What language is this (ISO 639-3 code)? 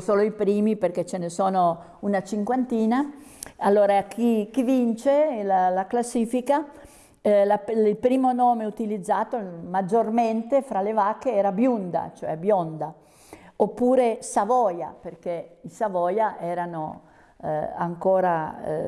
ita